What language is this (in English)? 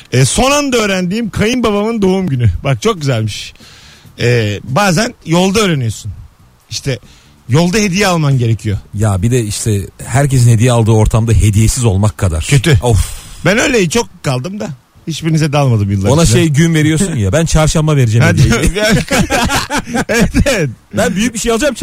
Turkish